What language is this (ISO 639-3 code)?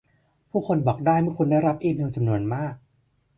tha